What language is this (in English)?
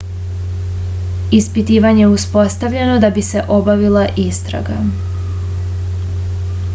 Serbian